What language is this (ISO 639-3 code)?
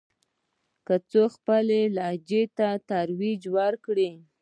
pus